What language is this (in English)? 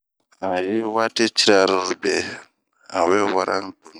Bomu